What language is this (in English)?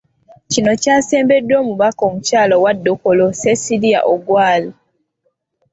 Ganda